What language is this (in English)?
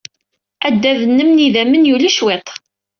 Kabyle